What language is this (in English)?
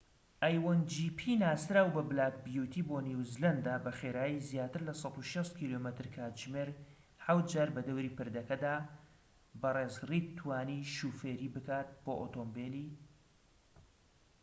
Central Kurdish